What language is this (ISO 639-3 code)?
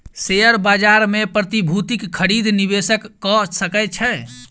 mai